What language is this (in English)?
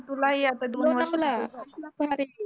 Marathi